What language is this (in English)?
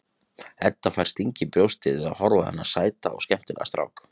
Icelandic